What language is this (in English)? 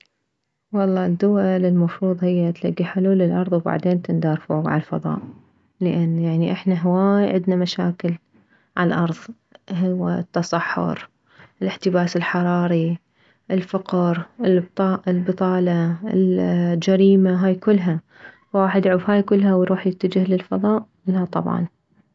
Mesopotamian Arabic